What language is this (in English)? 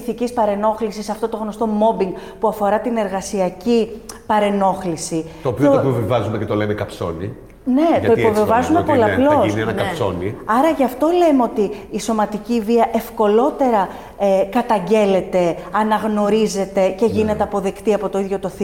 Greek